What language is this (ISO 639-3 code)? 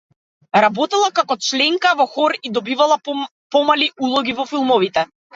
mkd